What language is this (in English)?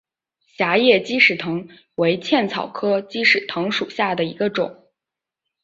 Chinese